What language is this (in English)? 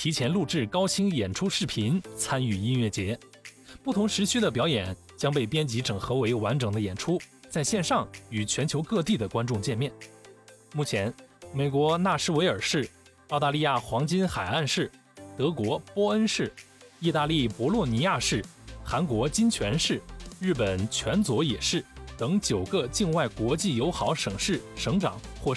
Chinese